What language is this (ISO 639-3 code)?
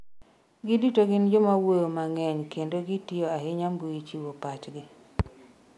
luo